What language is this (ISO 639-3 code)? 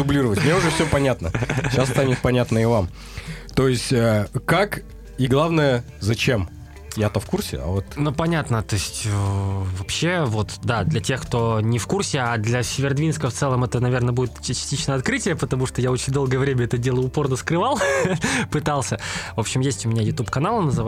rus